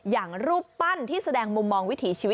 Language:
Thai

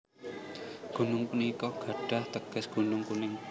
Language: Javanese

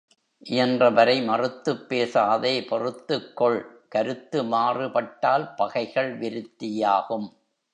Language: Tamil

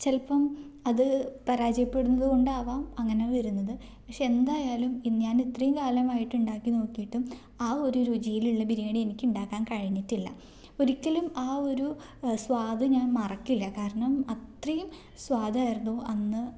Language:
Malayalam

